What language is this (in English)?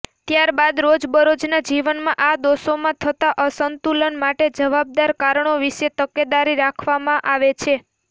Gujarati